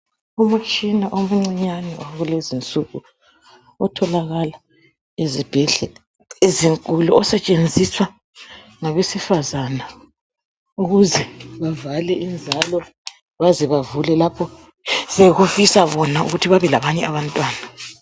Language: North Ndebele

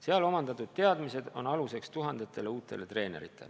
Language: Estonian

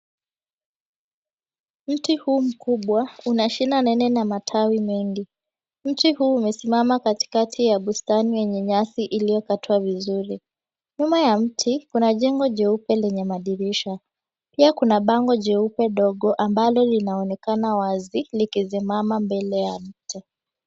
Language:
Swahili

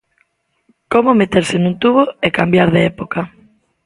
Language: Galician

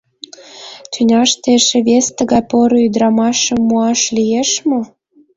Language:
Mari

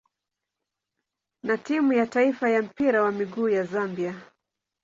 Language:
Swahili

